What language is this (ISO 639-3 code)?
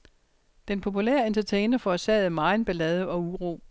dan